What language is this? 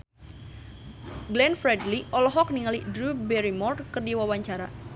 Sundanese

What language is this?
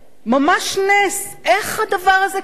Hebrew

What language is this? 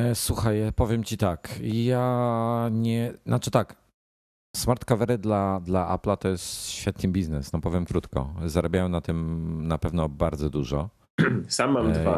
Polish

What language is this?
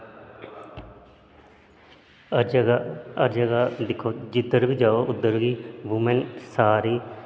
Dogri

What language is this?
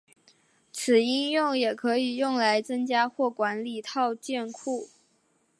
Chinese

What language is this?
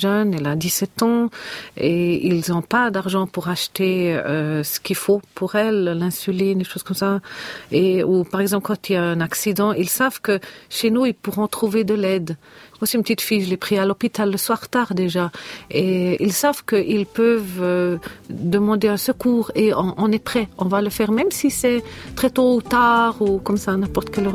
French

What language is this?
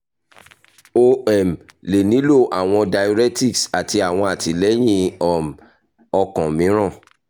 Yoruba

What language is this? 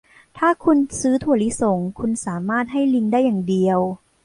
Thai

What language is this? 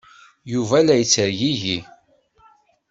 Kabyle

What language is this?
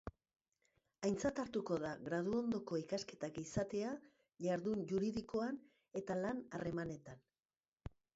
Basque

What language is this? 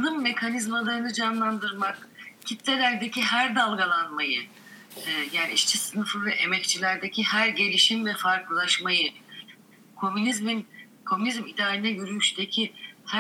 Turkish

